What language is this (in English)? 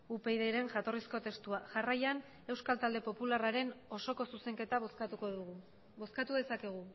Basque